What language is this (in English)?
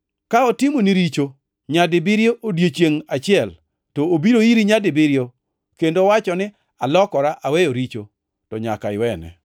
Luo (Kenya and Tanzania)